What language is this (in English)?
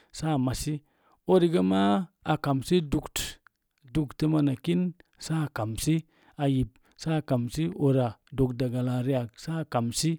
Mom Jango